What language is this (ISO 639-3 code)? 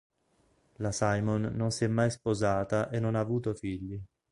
ita